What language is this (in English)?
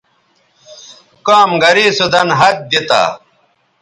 Bateri